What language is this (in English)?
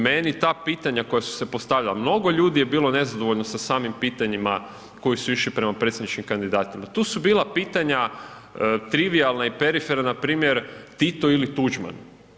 Croatian